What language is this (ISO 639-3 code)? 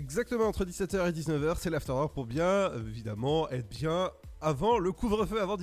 fra